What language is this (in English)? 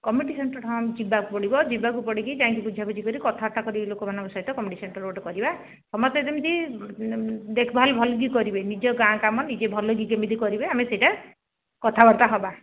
Odia